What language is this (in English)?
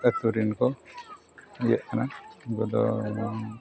Santali